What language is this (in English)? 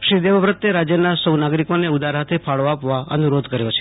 Gujarati